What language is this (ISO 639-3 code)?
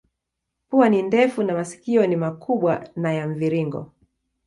swa